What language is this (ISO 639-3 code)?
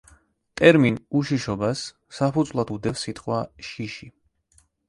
kat